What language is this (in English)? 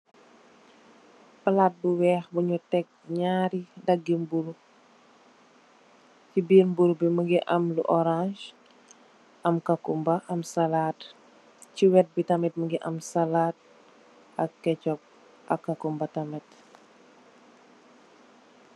Wolof